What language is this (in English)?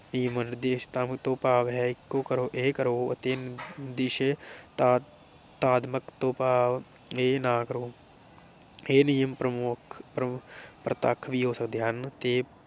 Punjabi